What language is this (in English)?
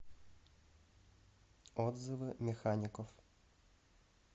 Russian